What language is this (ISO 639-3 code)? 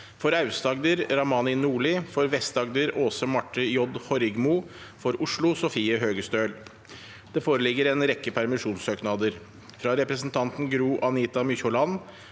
nor